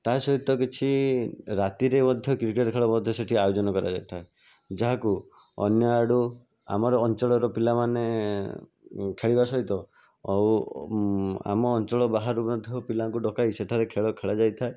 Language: Odia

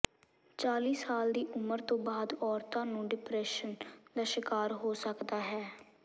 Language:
Punjabi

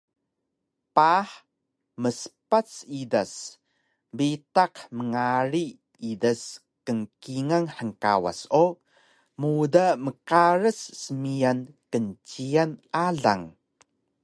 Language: Taroko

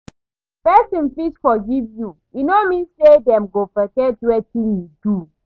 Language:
Nigerian Pidgin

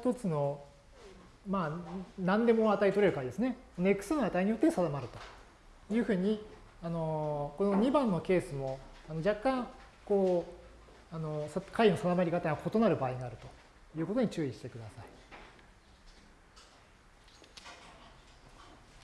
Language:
Japanese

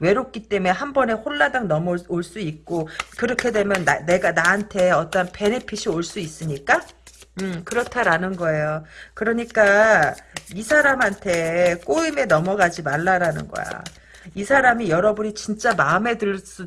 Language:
Korean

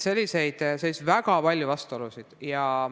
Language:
Estonian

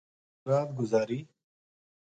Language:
Gujari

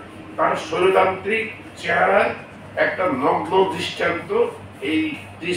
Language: Bangla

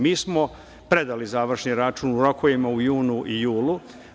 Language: Serbian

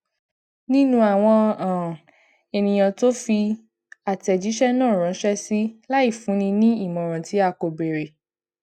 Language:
Yoruba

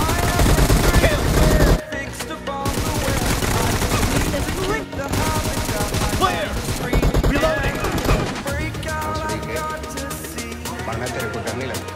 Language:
English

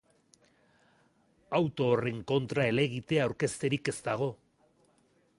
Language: Basque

